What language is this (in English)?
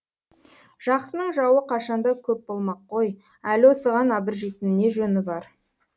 Kazakh